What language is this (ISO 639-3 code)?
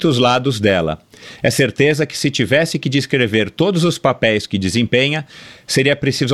por